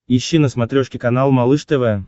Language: Russian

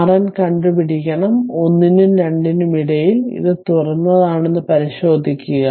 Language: Malayalam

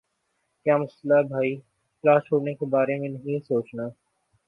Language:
Urdu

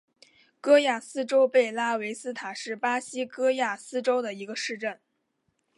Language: Chinese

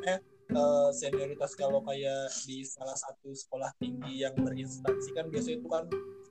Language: Indonesian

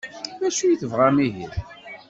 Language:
Kabyle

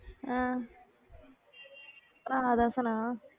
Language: Punjabi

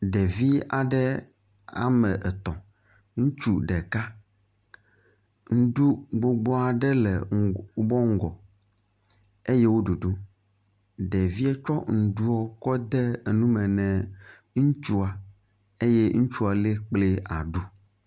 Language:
Ewe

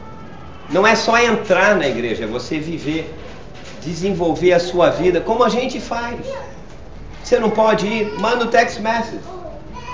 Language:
Portuguese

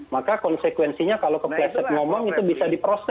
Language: Indonesian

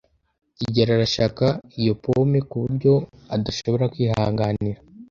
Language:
Kinyarwanda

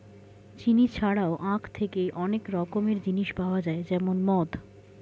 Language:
Bangla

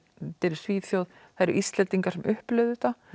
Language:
Icelandic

